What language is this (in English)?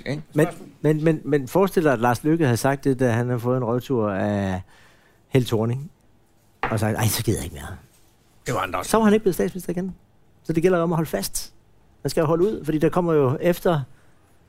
Danish